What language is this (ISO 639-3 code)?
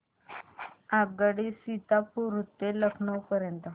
mar